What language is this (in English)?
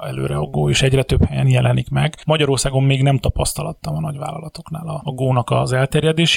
Hungarian